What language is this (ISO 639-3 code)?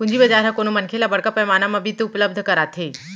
hne